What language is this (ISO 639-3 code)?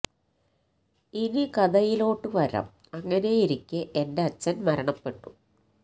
mal